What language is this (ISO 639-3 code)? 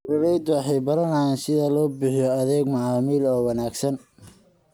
som